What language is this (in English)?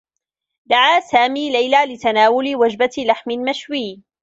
Arabic